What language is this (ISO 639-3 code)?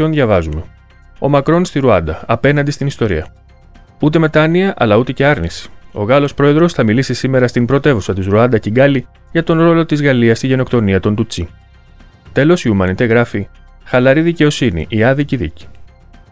ell